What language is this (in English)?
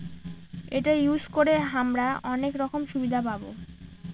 Bangla